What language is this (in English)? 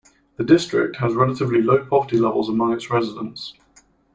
English